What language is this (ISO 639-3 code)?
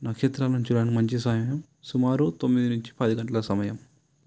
tel